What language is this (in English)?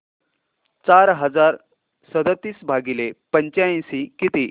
Marathi